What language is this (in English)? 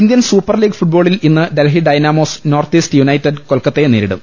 Malayalam